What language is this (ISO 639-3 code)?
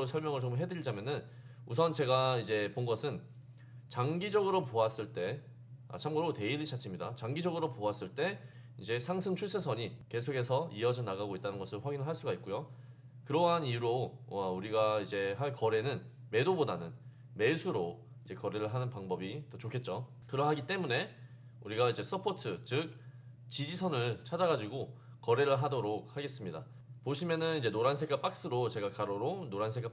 kor